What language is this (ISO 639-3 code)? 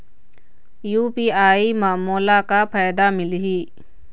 hne